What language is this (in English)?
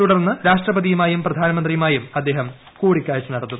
Malayalam